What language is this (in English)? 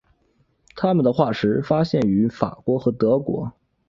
Chinese